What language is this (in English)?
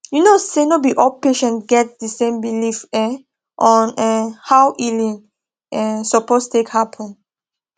Nigerian Pidgin